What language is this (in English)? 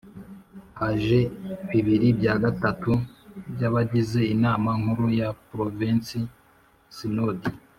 Kinyarwanda